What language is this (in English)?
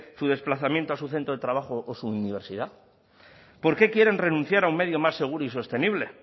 Spanish